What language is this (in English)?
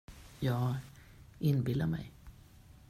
Swedish